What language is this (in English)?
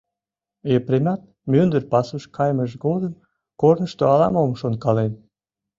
Mari